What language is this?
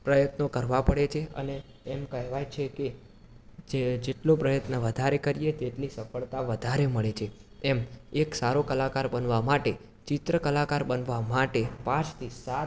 Gujarati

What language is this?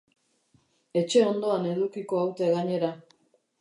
Basque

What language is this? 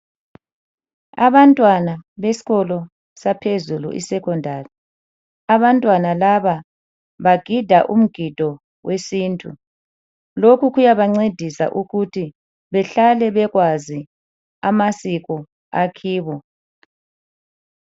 North Ndebele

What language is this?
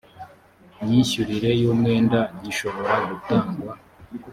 Kinyarwanda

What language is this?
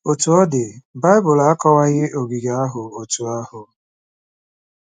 Igbo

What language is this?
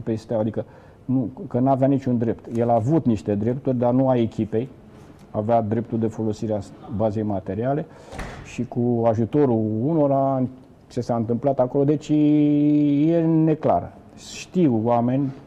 Romanian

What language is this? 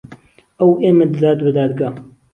Central Kurdish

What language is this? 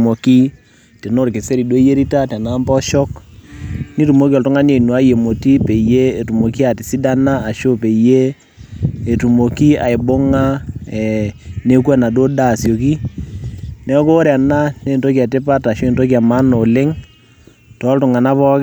Masai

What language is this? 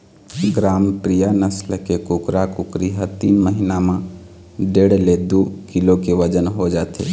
Chhattisgarhi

